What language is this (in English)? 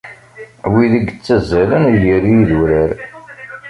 Kabyle